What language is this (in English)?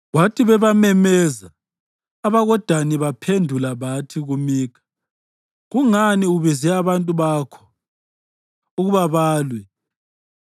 North Ndebele